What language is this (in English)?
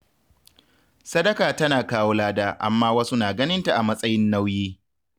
Hausa